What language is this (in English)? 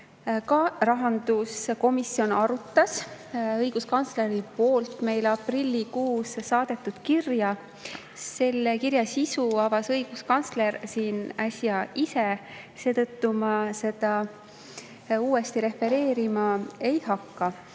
Estonian